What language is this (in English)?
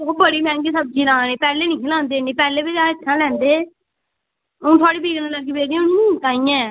Dogri